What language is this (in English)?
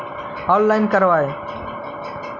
Magahi